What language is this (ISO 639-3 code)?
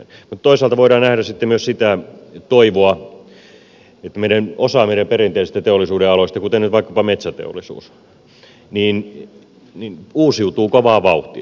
fin